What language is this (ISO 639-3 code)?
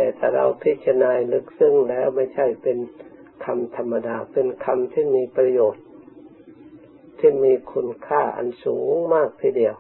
tha